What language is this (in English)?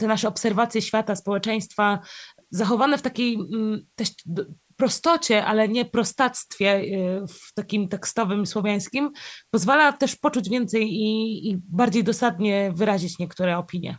Polish